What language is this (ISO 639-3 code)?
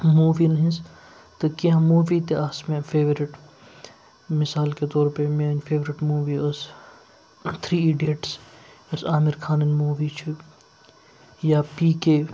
kas